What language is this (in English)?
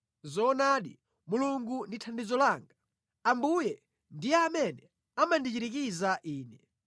Nyanja